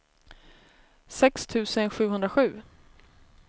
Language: Swedish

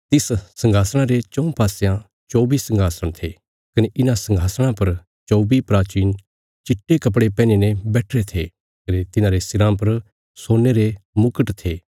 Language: Bilaspuri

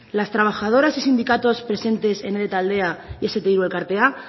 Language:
Spanish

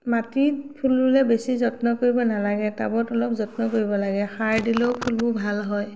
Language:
Assamese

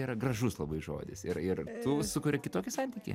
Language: Lithuanian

